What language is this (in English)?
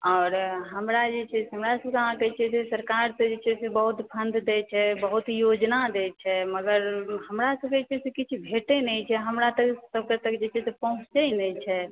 Maithili